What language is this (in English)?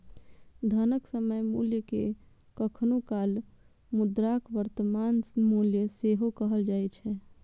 Maithili